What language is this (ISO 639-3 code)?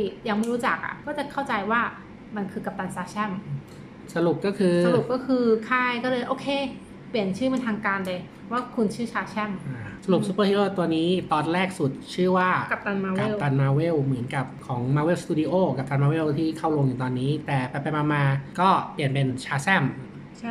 tha